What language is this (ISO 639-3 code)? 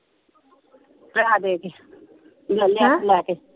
pan